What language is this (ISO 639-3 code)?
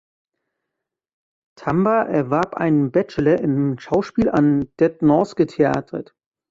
deu